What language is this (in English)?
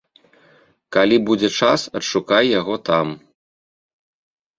Belarusian